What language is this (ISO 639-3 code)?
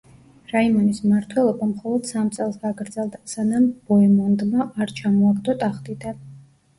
kat